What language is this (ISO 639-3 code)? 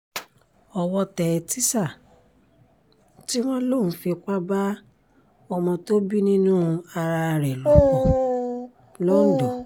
yor